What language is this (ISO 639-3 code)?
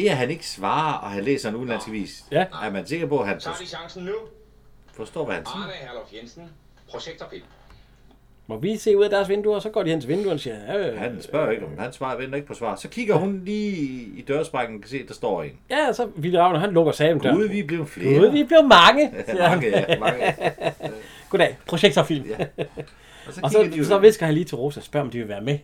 dan